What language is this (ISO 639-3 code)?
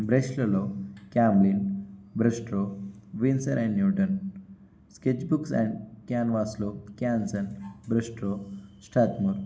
tel